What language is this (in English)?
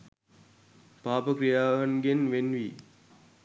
Sinhala